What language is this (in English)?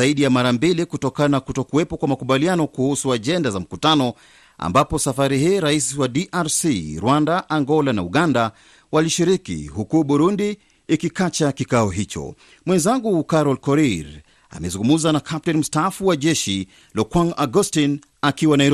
Swahili